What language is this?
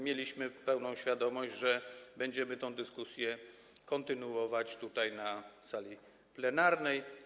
Polish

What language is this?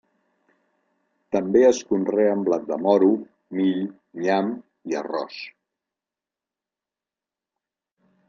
Catalan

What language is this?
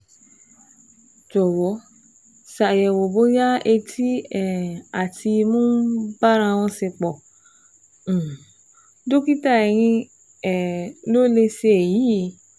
Yoruba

